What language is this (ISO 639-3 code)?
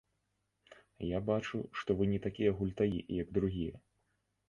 bel